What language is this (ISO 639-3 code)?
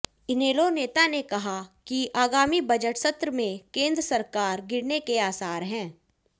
hin